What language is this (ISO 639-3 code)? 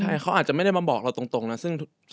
tha